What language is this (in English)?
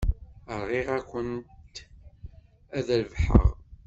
Kabyle